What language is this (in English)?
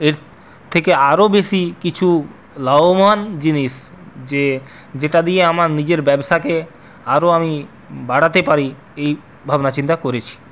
Bangla